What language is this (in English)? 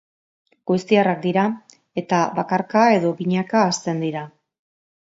Basque